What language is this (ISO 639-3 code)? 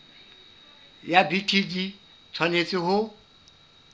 sot